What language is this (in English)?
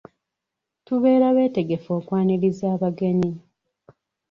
Ganda